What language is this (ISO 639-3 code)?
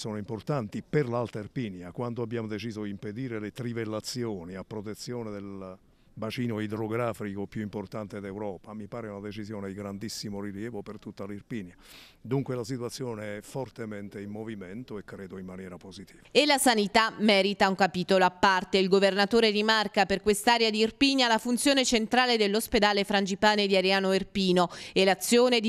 ita